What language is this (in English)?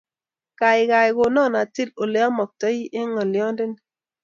Kalenjin